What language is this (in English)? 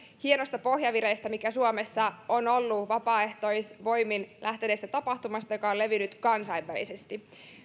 Finnish